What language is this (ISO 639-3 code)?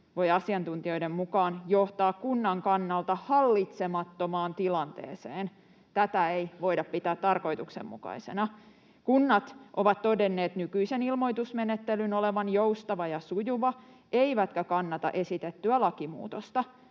fin